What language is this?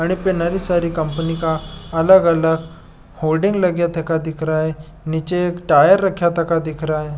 Marwari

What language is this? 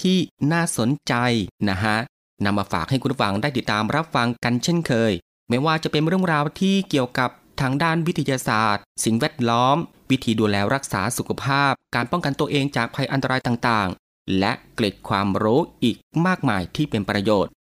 Thai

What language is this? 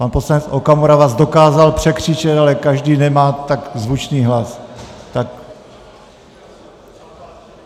Czech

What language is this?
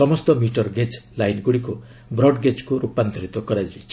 Odia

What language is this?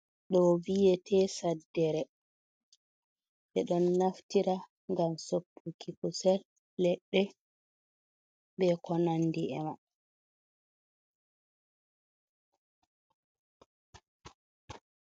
Fula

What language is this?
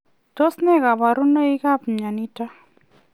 Kalenjin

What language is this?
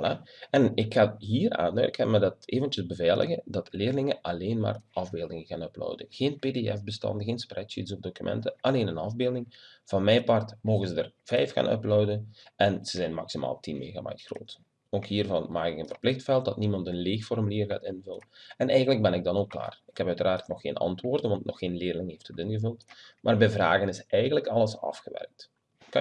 Dutch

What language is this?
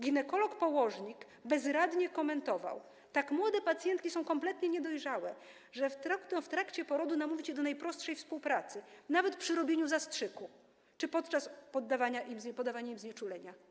Polish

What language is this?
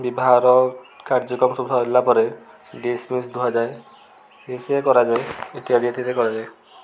Odia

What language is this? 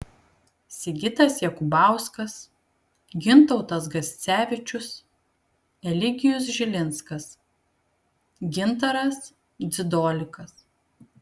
Lithuanian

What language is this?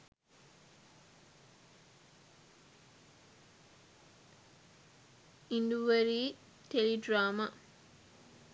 Sinhala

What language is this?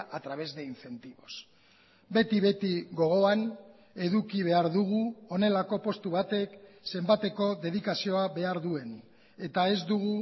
Basque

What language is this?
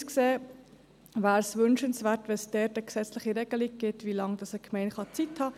Swiss German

